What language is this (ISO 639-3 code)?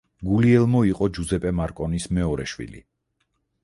kat